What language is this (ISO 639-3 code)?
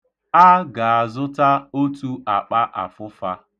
ibo